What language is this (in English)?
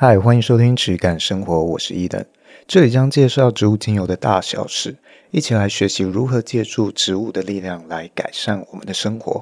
Chinese